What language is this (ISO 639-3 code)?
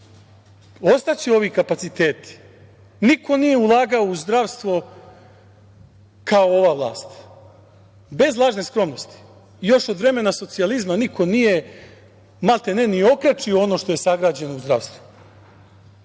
srp